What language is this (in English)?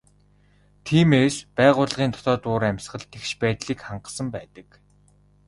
Mongolian